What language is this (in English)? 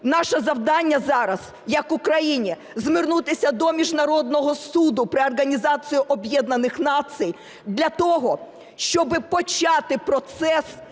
Ukrainian